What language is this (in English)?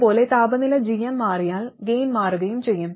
Malayalam